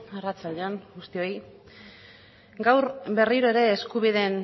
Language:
Basque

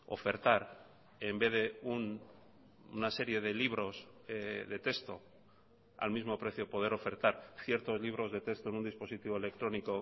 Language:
Spanish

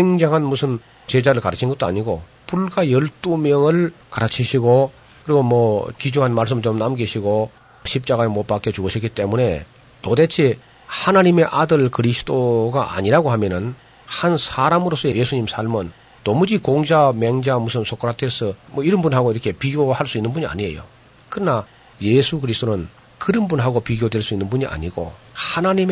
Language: Korean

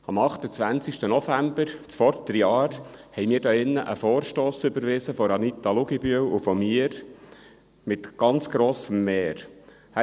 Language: Swiss German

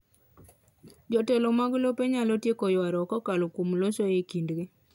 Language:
Luo (Kenya and Tanzania)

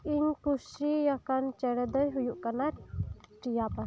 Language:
Santali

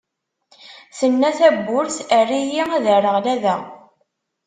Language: Kabyle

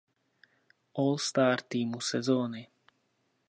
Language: Czech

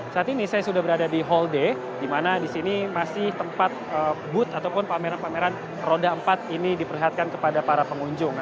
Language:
Indonesian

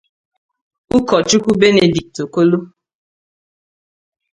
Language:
Igbo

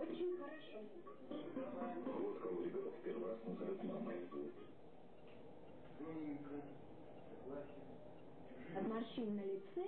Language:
Russian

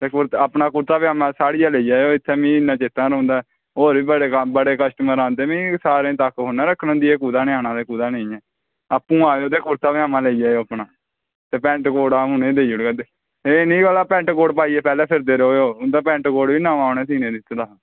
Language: Dogri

